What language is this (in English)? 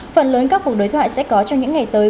Vietnamese